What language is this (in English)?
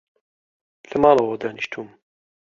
Central Kurdish